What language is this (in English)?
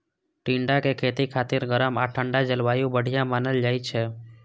Maithili